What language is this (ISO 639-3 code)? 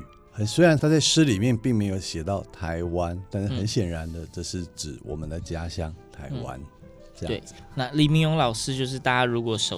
zho